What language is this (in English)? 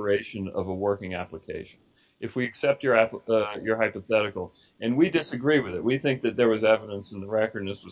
English